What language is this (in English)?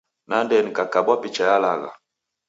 Taita